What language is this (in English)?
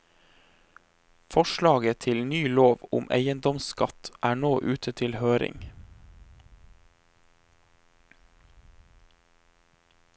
Norwegian